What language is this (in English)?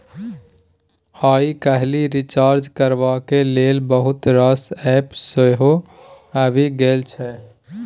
Maithili